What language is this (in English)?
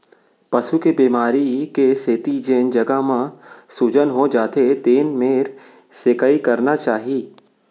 Chhattisgarhi